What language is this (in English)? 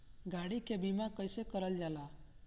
Bhojpuri